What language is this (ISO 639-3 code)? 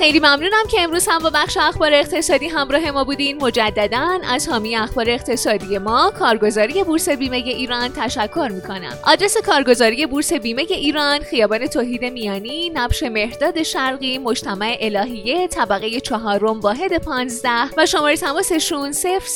fas